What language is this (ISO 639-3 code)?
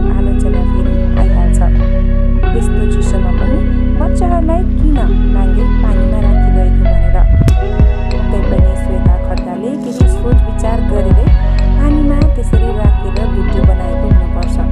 ron